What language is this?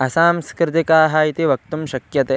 Sanskrit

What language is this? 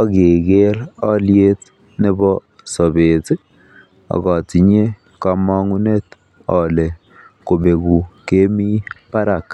Kalenjin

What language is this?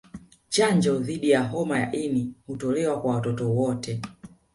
Swahili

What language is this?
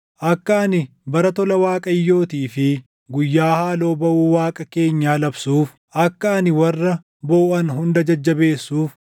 Oromo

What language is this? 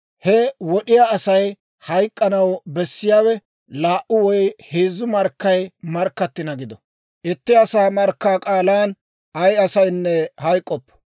Dawro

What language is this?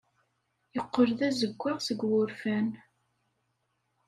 Kabyle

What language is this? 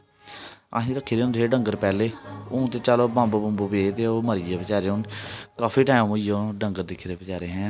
Dogri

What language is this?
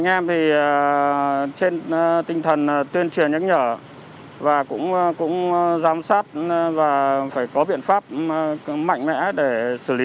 Vietnamese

